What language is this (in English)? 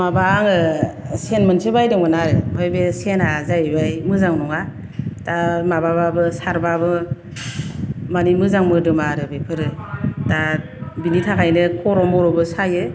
Bodo